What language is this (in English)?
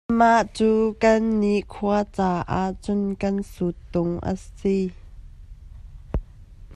Hakha Chin